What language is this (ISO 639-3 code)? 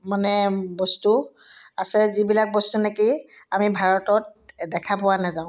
asm